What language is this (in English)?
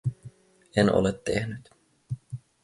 Finnish